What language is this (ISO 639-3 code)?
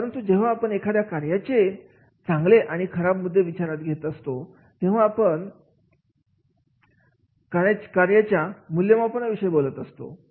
mar